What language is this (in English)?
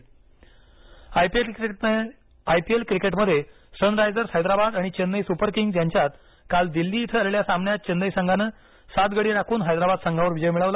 Marathi